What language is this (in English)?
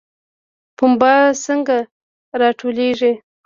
Pashto